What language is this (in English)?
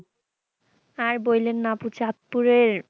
Bangla